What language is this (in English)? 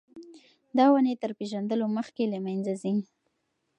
Pashto